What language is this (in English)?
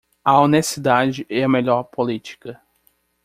Portuguese